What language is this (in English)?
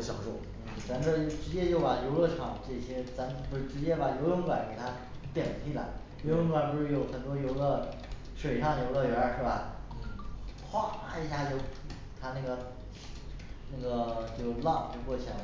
Chinese